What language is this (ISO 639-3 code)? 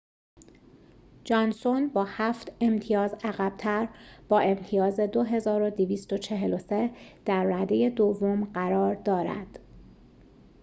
fas